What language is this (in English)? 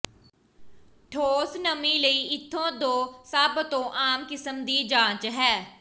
Punjabi